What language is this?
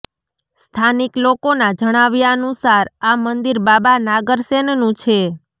Gujarati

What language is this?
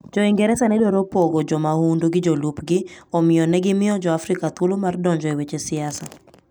Luo (Kenya and Tanzania)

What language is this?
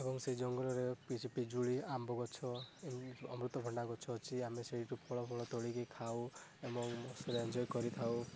Odia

